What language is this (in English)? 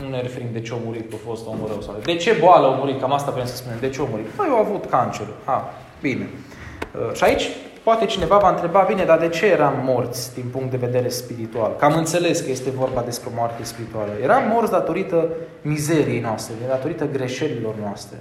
Romanian